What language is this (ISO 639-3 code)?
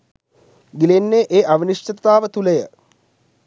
sin